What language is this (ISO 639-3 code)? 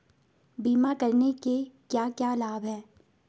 hin